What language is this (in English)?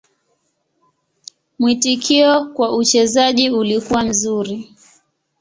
Swahili